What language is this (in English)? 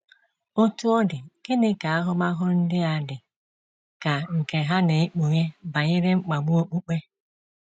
Igbo